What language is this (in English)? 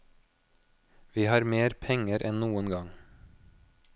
Norwegian